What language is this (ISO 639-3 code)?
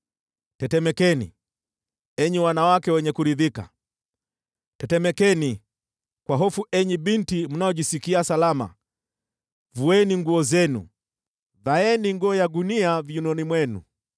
swa